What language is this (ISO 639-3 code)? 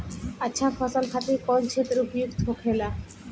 bho